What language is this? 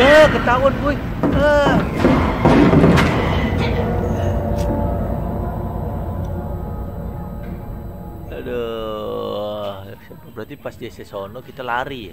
Indonesian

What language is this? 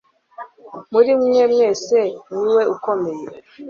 Kinyarwanda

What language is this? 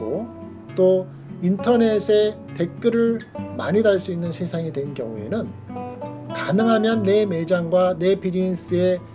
Korean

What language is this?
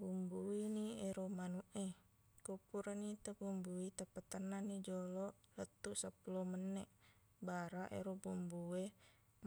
Buginese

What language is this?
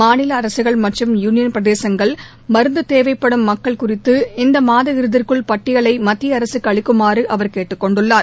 Tamil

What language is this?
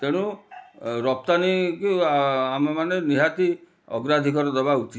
Odia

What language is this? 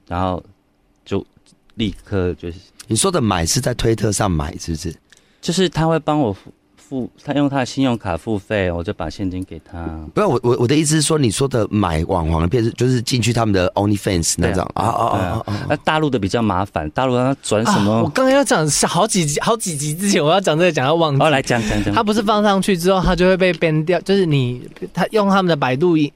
Chinese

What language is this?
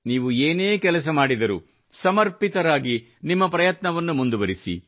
Kannada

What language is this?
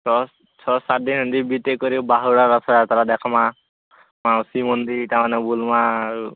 Odia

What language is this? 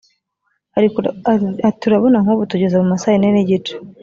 Kinyarwanda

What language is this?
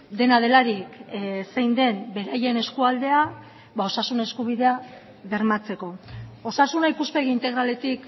Basque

